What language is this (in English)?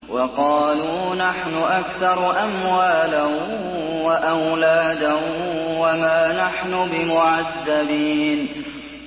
Arabic